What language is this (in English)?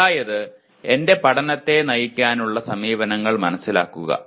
Malayalam